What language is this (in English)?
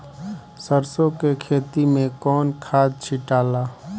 Bhojpuri